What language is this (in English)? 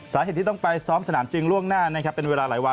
Thai